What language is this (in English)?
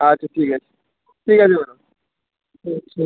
Bangla